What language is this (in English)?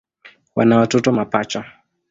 Swahili